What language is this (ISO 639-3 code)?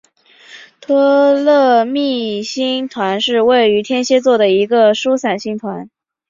zho